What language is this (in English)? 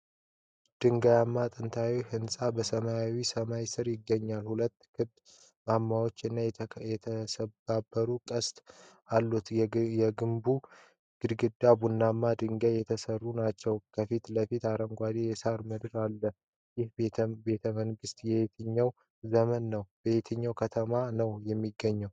Amharic